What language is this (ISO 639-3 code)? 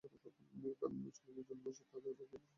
ben